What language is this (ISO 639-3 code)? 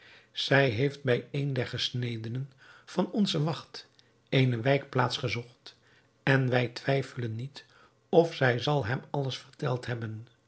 nld